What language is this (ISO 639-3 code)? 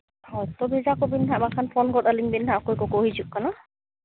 sat